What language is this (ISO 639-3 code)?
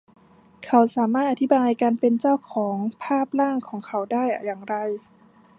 tha